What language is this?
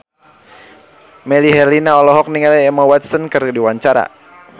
Sundanese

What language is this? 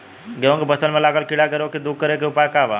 Bhojpuri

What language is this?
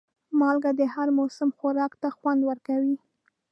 Pashto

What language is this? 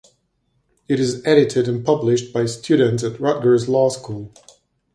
English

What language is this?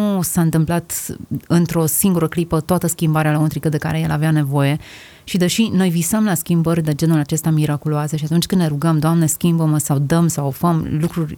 Romanian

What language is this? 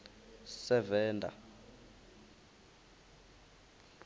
Venda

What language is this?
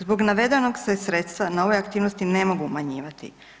Croatian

